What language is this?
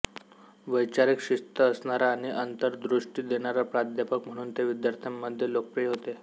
Marathi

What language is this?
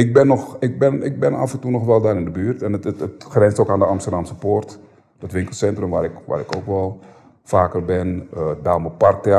Dutch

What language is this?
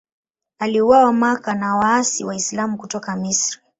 Swahili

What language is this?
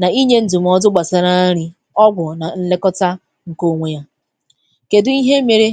Igbo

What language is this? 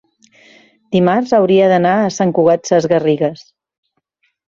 Catalan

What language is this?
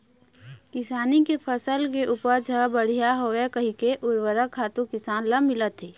Chhattisgarhi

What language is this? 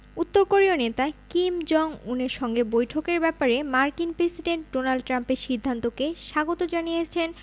Bangla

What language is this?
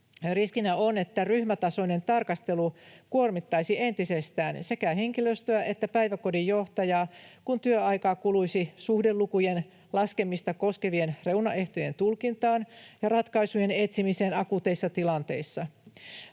Finnish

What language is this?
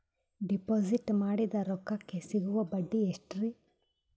Kannada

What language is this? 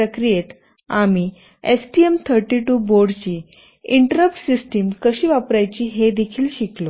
Marathi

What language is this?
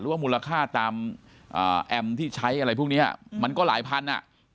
Thai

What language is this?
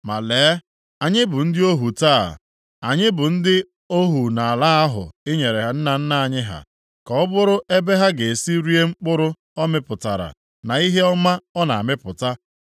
Igbo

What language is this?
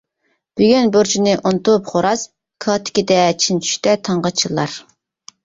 Uyghur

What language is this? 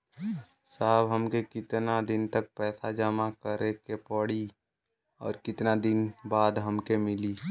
Bhojpuri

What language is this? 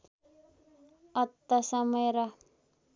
Nepali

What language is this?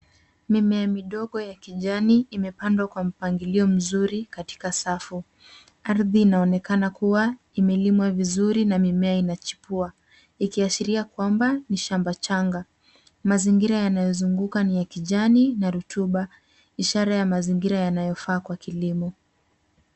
Swahili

